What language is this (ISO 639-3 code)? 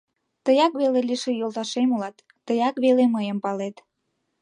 chm